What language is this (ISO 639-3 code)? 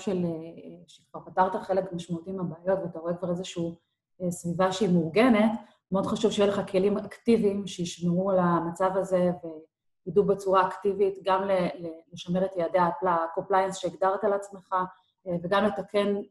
heb